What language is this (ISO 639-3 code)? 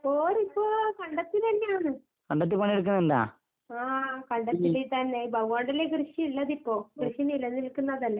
mal